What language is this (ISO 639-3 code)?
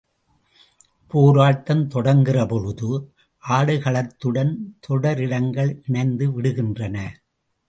tam